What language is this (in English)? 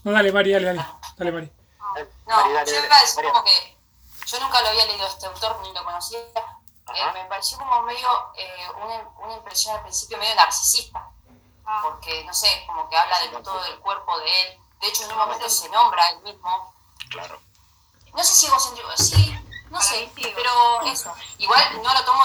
Spanish